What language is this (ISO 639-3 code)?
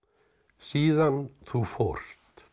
isl